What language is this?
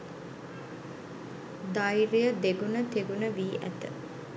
Sinhala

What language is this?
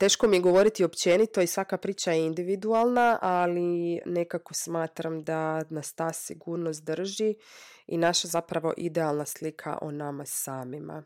Croatian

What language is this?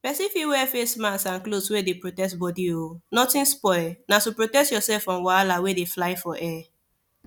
Nigerian Pidgin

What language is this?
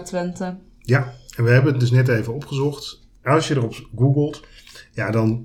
Dutch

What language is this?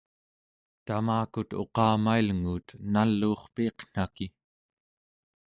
Central Yupik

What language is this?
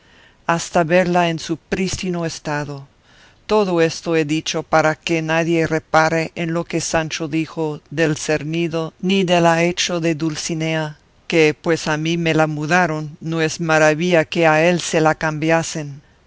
Spanish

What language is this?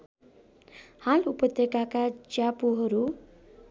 Nepali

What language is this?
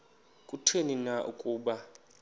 Xhosa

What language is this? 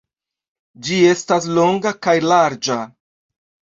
Esperanto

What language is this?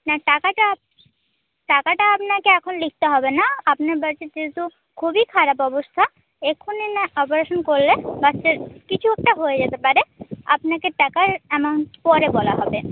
Bangla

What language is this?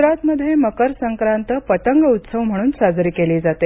Marathi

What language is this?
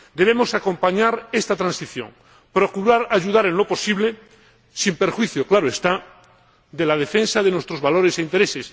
Spanish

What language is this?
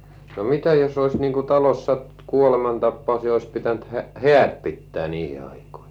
Finnish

